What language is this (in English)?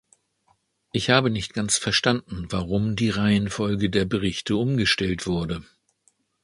German